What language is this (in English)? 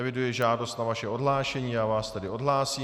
Czech